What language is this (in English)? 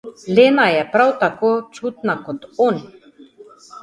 Slovenian